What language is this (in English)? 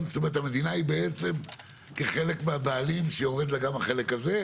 Hebrew